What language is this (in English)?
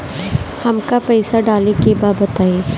Bhojpuri